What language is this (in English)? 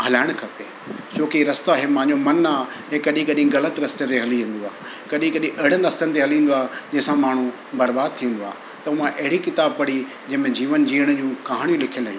Sindhi